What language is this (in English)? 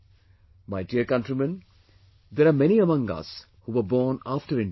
English